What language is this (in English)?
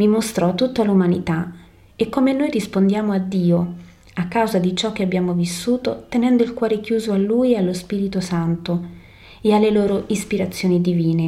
Italian